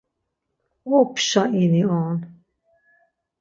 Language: Laz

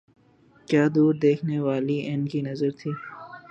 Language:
Urdu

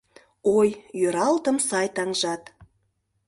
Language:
Mari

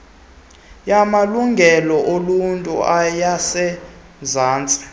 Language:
Xhosa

